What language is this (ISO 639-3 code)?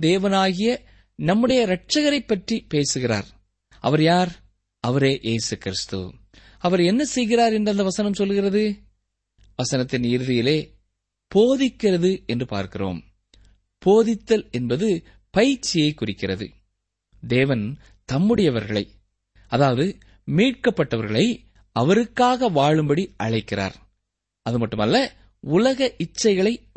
tam